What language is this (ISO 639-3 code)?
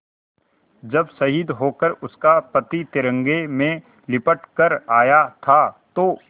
hin